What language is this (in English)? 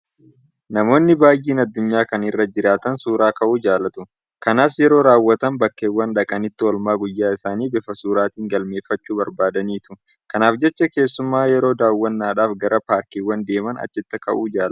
Oromo